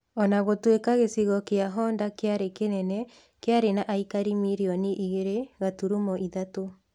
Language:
Kikuyu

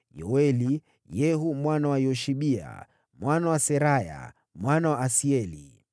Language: Swahili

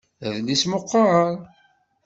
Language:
Kabyle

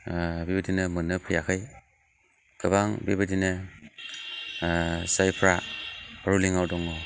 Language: Bodo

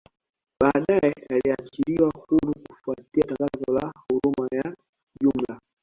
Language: Swahili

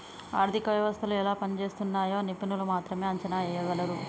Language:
Telugu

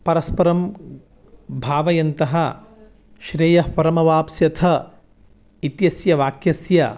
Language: Sanskrit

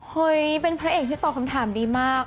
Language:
Thai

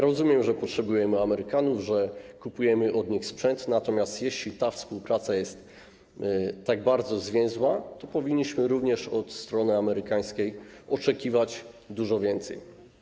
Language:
Polish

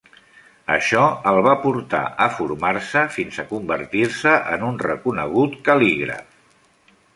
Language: Catalan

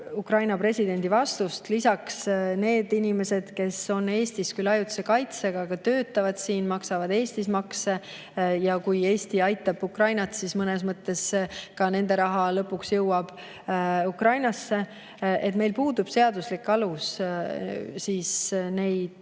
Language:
Estonian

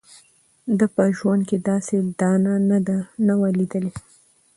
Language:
Pashto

